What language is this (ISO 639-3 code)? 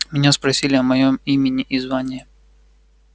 rus